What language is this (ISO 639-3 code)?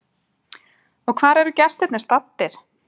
isl